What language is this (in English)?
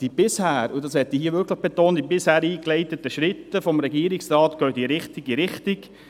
Swiss German